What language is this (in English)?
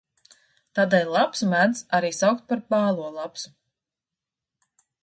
Latvian